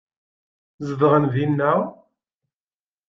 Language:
Kabyle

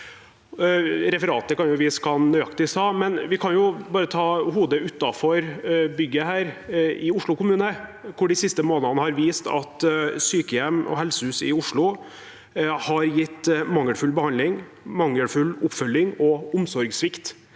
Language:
Norwegian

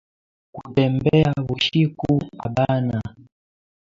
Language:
Swahili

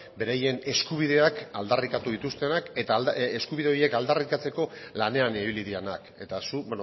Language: Basque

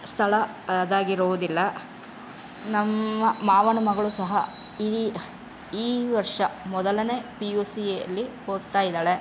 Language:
Kannada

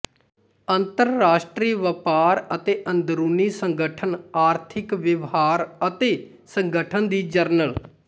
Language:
Punjabi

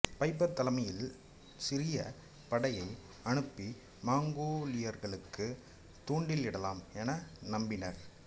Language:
Tamil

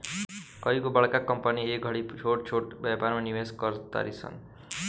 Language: Bhojpuri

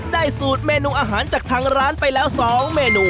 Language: Thai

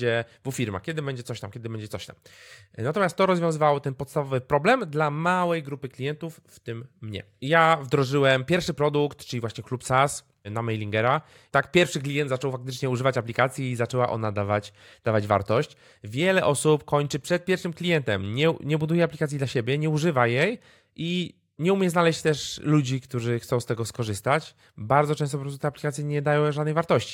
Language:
Polish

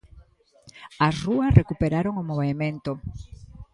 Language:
Galician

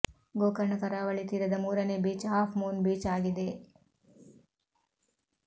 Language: Kannada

